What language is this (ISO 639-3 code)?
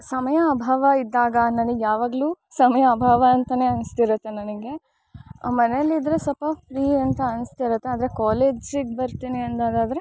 kan